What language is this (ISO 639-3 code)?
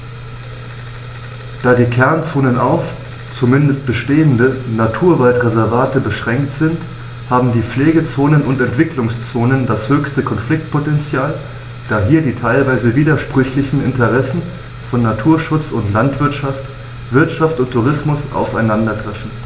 deu